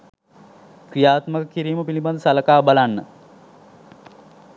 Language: Sinhala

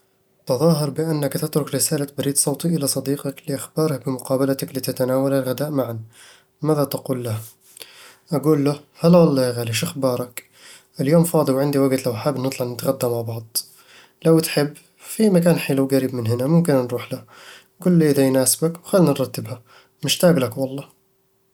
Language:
Eastern Egyptian Bedawi Arabic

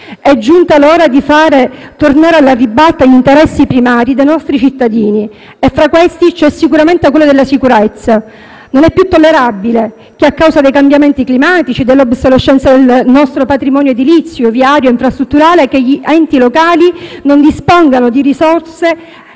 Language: Italian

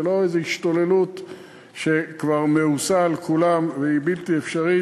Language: Hebrew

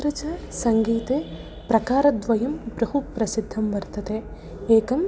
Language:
Sanskrit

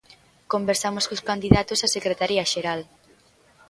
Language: Galician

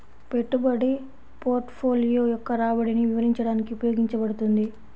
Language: Telugu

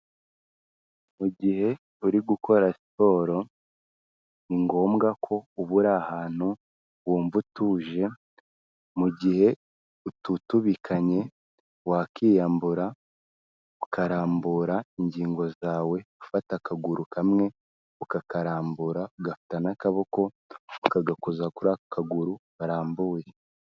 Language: Kinyarwanda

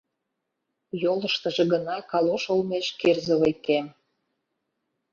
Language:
Mari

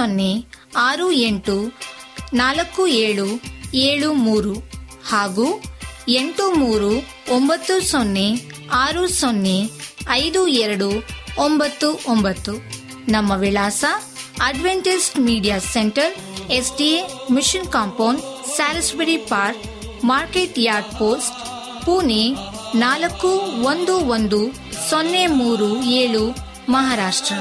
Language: Kannada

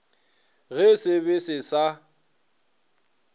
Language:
Northern Sotho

